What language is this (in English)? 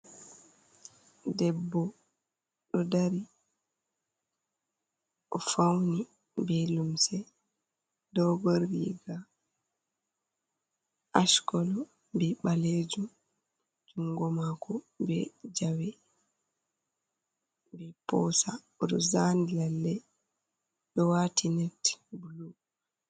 Fula